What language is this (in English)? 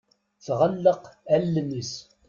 Kabyle